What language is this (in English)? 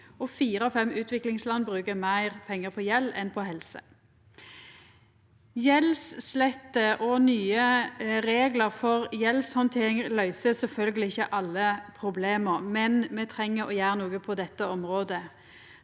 Norwegian